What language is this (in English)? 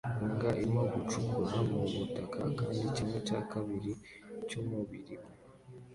Kinyarwanda